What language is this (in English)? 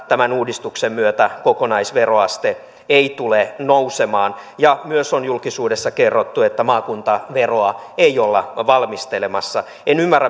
Finnish